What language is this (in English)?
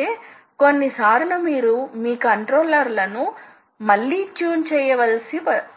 Telugu